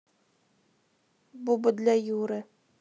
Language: Russian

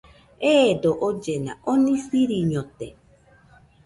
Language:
Nüpode Huitoto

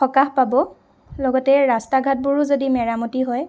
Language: Assamese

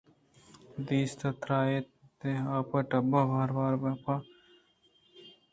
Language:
Eastern Balochi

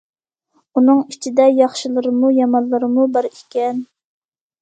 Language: Uyghur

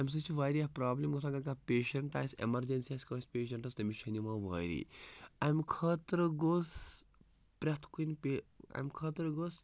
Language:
Kashmiri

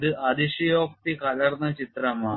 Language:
Malayalam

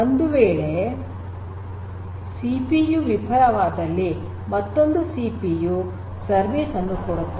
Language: Kannada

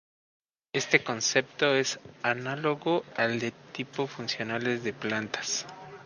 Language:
Spanish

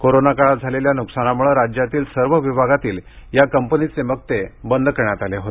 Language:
Marathi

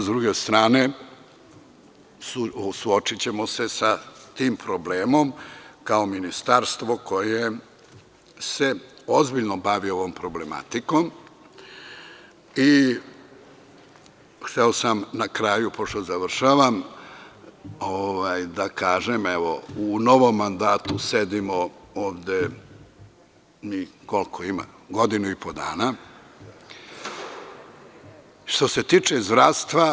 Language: Serbian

